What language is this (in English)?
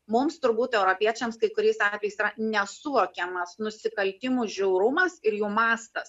Lithuanian